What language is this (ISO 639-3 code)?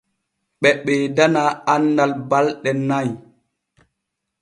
fue